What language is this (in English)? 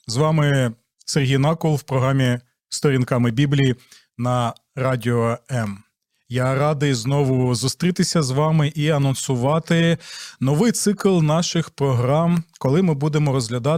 Ukrainian